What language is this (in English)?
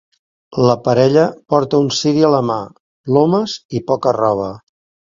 Catalan